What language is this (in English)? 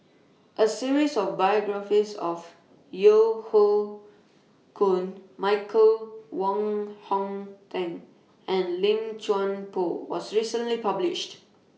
English